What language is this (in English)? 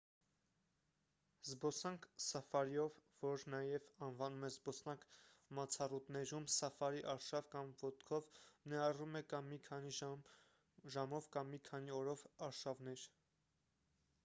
Armenian